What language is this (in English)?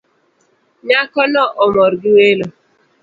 Luo (Kenya and Tanzania)